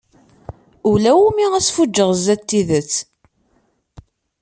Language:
Kabyle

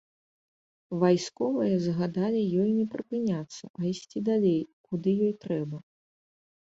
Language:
Belarusian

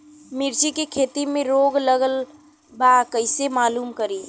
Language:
Bhojpuri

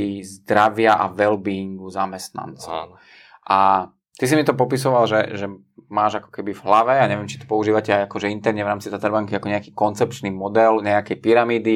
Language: Slovak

